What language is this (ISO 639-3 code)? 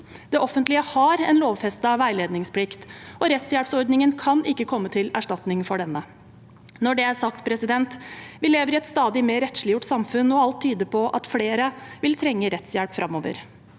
nor